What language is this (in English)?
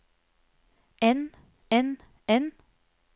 Norwegian